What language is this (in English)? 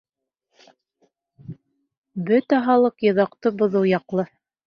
Bashkir